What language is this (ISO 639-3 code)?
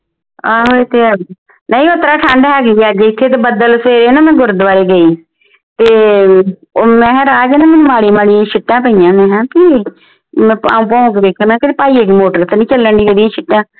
pan